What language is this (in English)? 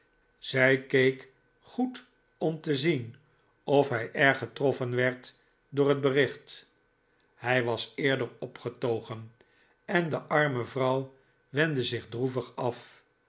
Dutch